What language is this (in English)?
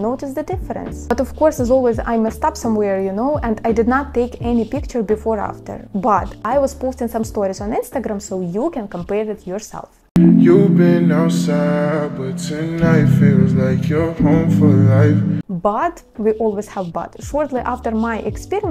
English